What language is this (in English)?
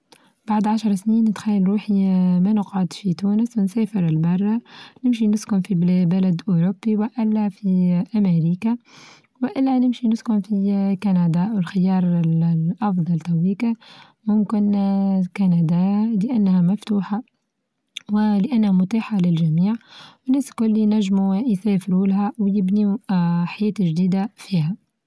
Tunisian Arabic